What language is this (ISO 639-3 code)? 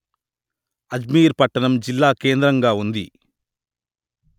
tel